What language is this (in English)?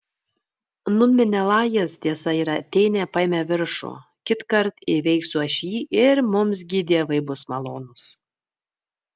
Lithuanian